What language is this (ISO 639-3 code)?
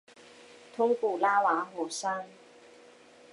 zho